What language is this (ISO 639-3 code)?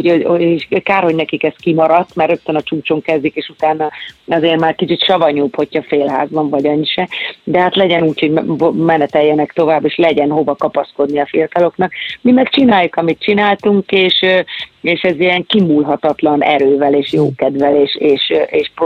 hun